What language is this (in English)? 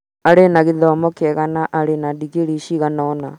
Kikuyu